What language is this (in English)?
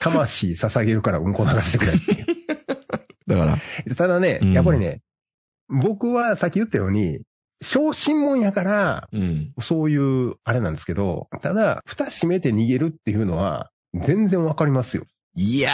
Japanese